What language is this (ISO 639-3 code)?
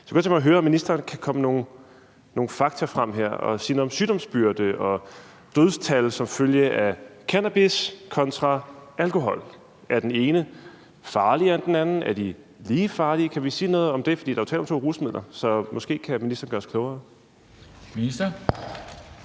dan